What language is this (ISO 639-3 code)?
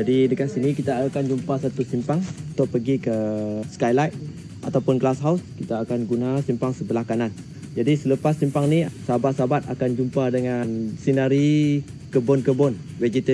msa